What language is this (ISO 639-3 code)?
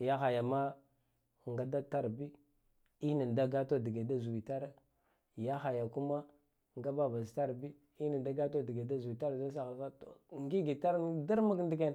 gdf